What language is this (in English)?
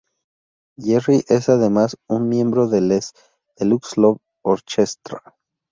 Spanish